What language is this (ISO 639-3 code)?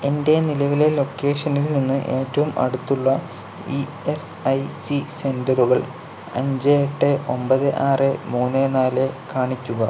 mal